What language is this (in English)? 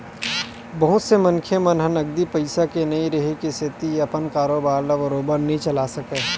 Chhattisgarhi